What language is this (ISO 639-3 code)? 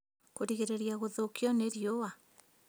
kik